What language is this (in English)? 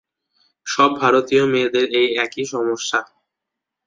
Bangla